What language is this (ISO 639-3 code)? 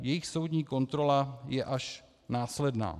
ces